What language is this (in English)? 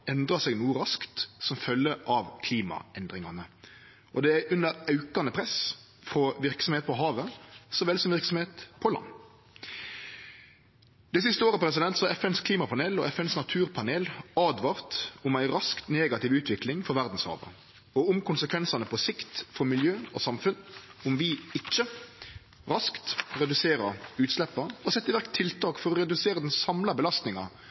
Norwegian Nynorsk